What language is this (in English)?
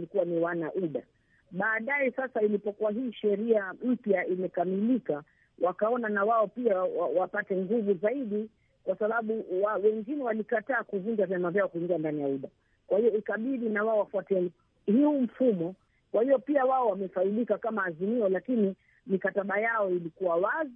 Swahili